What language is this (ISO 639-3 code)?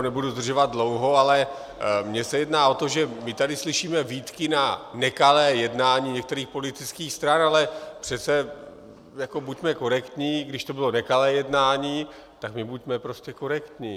ces